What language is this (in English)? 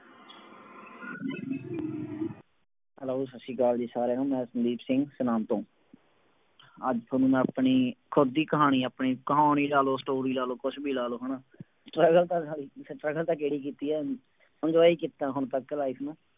Punjabi